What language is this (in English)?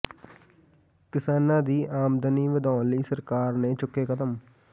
Punjabi